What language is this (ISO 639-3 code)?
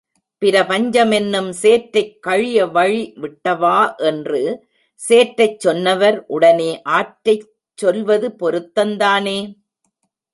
tam